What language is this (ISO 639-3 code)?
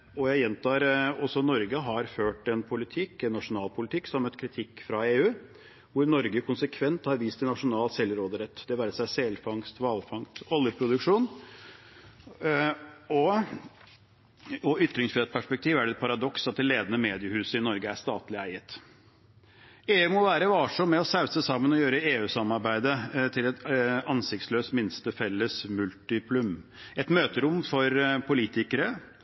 nob